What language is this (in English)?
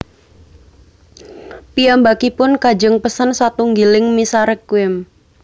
Javanese